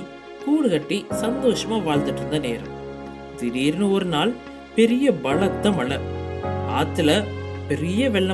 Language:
Tamil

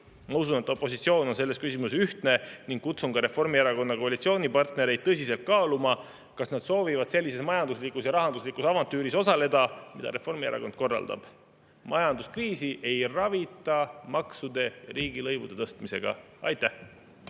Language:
Estonian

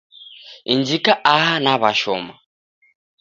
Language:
Taita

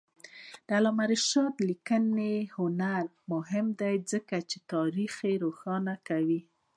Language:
Pashto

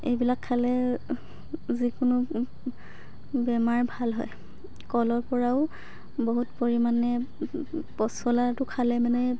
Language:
Assamese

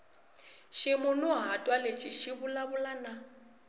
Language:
Tsonga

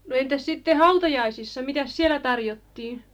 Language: Finnish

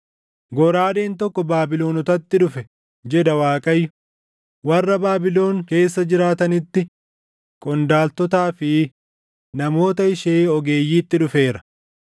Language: Oromo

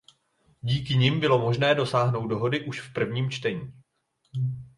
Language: Czech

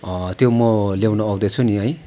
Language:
Nepali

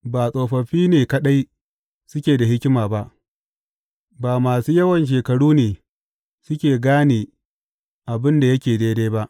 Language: Hausa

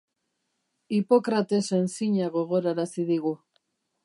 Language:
Basque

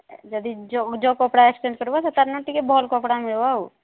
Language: Odia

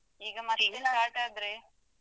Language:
Kannada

